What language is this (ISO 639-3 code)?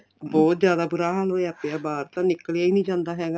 pan